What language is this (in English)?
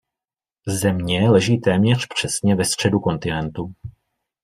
Czech